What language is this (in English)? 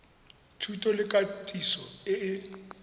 Tswana